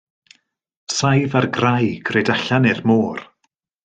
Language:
Welsh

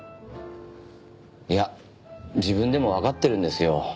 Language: Japanese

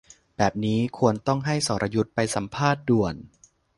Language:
Thai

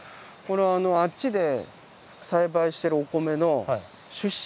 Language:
Japanese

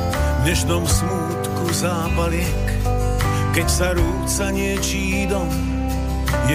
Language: Slovak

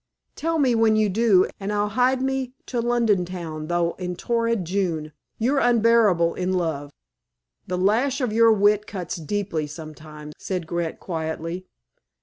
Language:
English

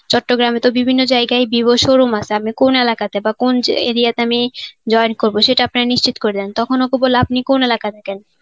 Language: Bangla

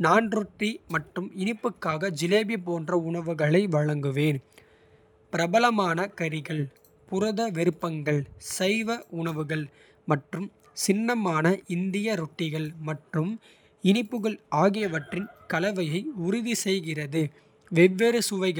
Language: Kota (India)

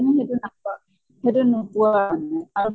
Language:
Assamese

